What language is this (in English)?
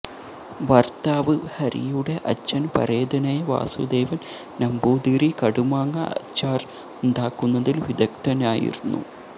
Malayalam